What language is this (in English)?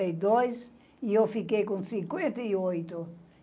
Portuguese